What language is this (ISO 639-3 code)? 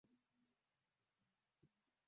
swa